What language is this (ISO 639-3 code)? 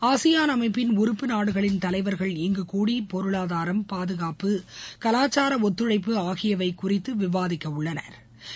tam